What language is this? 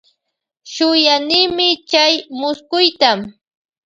Loja Highland Quichua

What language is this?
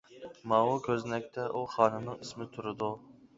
Uyghur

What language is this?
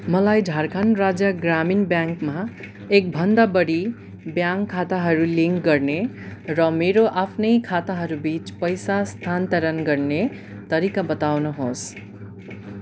Nepali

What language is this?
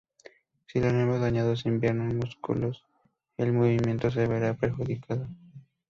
Spanish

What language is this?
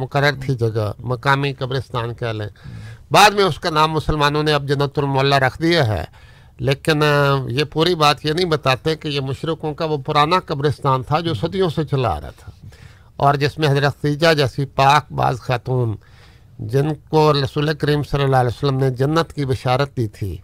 Urdu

